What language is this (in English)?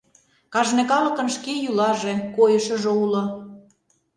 Mari